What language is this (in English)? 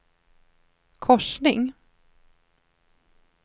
Swedish